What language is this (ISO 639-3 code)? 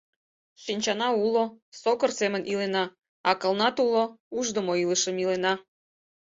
chm